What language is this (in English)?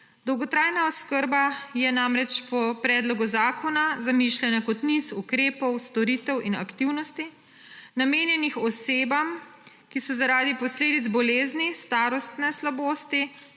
Slovenian